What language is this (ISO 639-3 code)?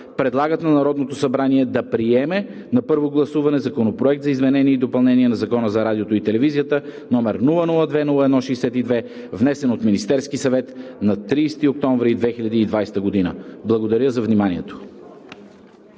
bul